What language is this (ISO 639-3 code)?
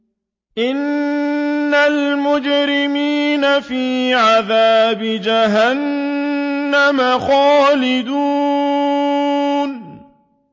ara